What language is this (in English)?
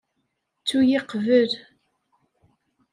Kabyle